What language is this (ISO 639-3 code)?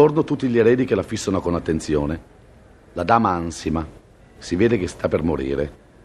ita